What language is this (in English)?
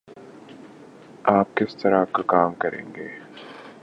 Urdu